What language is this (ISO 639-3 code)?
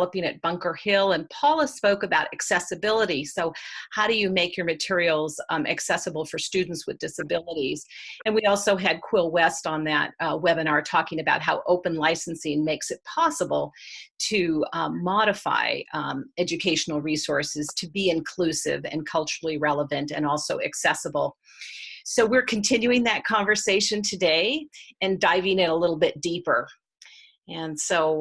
eng